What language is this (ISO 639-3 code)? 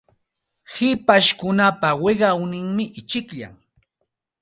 qxt